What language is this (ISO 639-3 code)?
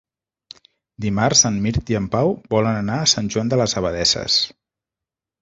cat